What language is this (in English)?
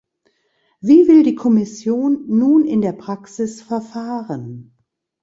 German